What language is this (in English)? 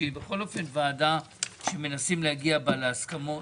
Hebrew